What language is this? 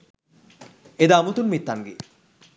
Sinhala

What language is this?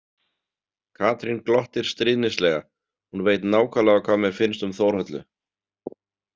Icelandic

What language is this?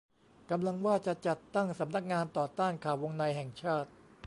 Thai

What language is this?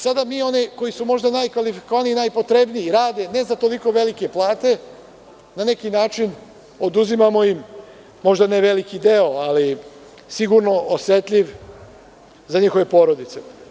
Serbian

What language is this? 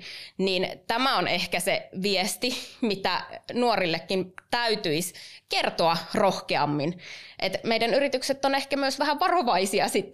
Finnish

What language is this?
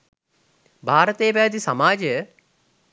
Sinhala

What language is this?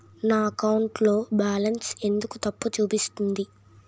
Telugu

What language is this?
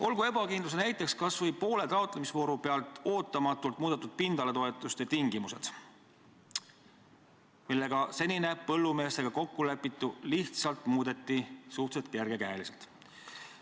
Estonian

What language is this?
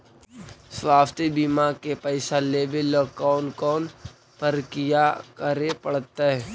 Magahi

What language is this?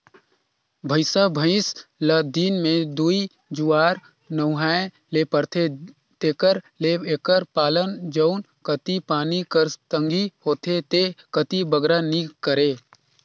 Chhattisgarhi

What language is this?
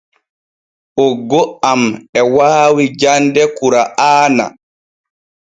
Borgu Fulfulde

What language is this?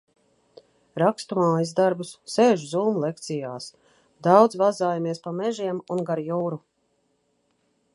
Latvian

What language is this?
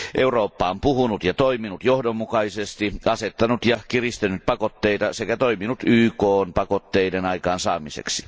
Finnish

